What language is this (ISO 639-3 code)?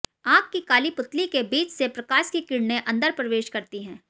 hin